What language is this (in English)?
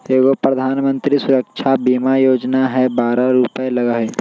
Magahi